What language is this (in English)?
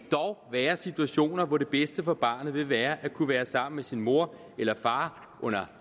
Danish